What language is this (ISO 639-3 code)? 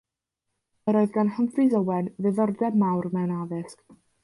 cym